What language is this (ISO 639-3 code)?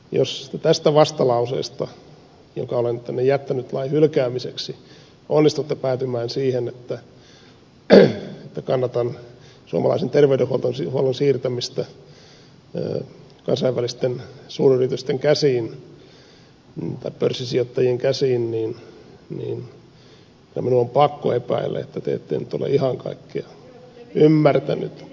fin